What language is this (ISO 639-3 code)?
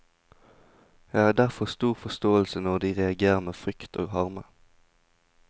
nor